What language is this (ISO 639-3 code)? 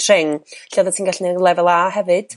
cym